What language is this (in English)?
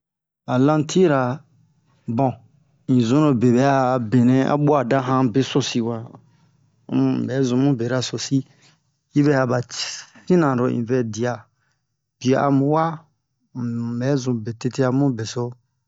Bomu